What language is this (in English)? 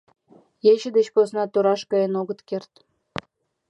Mari